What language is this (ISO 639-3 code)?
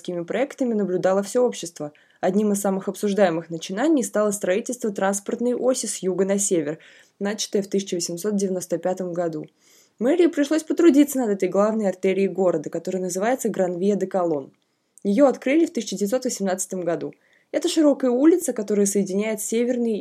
rus